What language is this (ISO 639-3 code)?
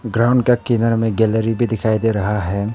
hin